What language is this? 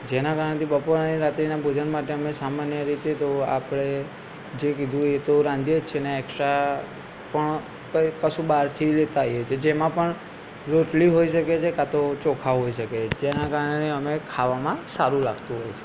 Gujarati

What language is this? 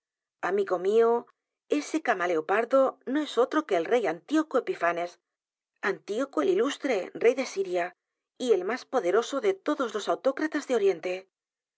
Spanish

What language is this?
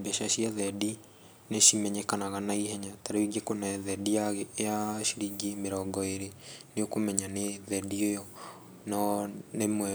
Kikuyu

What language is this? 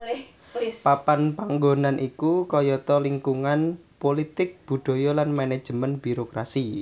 Javanese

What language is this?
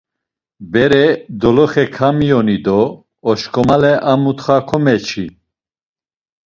Laz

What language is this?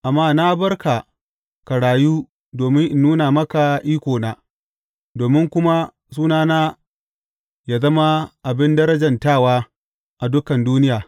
Hausa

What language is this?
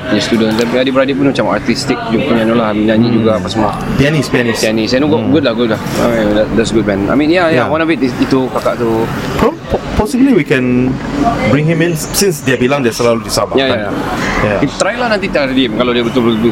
Malay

